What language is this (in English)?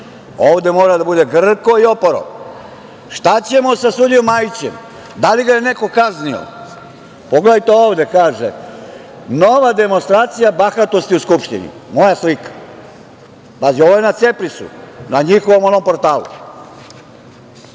Serbian